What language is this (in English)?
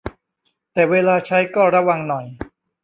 Thai